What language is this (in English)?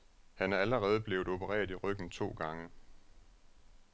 Danish